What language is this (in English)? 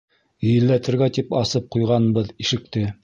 Bashkir